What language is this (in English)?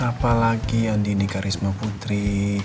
Indonesian